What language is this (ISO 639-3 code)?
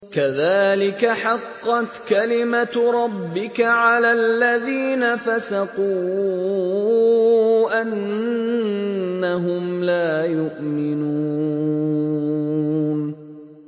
ara